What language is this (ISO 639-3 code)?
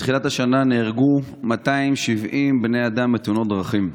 heb